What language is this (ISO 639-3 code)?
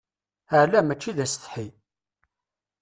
kab